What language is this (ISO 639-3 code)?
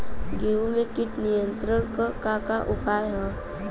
bho